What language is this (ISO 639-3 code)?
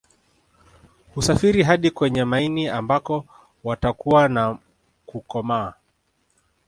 swa